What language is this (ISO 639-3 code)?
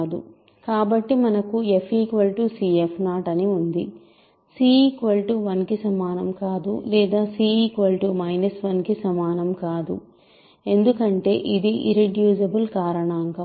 tel